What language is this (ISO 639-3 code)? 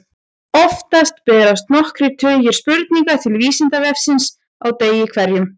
isl